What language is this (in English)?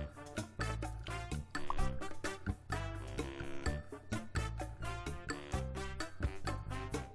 Korean